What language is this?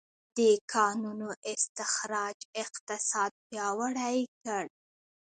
Pashto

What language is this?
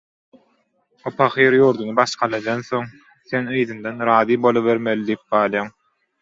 Turkmen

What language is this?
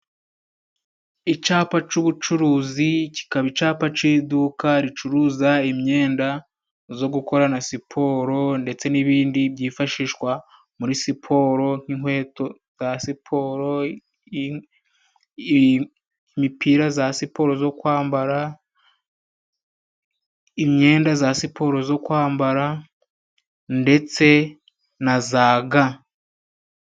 Kinyarwanda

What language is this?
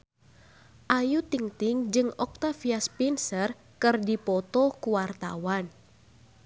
Sundanese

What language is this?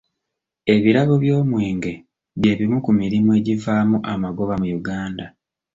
Ganda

